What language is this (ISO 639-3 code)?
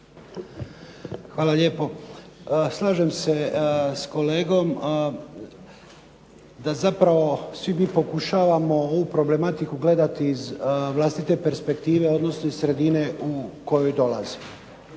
hrv